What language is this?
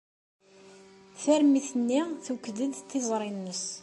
Kabyle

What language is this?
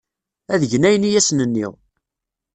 Kabyle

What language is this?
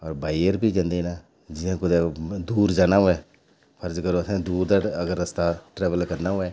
Dogri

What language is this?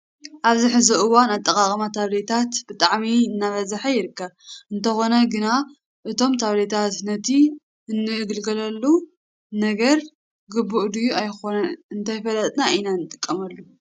Tigrinya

